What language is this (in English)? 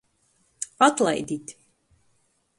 Latgalian